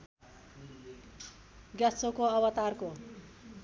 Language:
Nepali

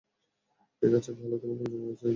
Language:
Bangla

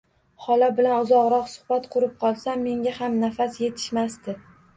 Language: Uzbek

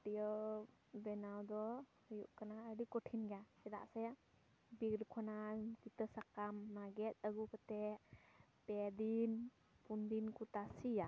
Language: Santali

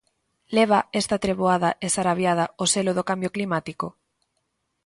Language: Galician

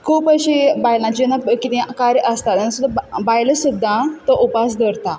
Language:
Konkani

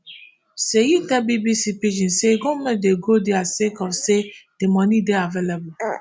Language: Nigerian Pidgin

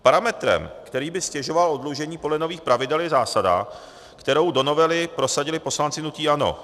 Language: Czech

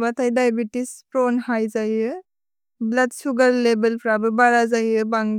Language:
Bodo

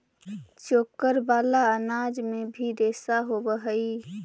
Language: Magahi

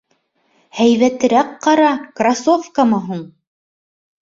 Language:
Bashkir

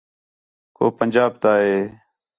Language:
Khetrani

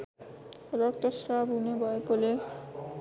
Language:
Nepali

